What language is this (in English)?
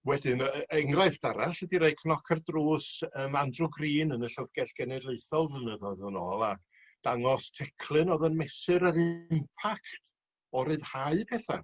Welsh